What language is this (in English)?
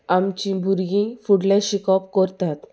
Konkani